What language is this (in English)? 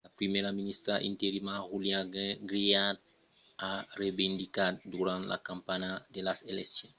Occitan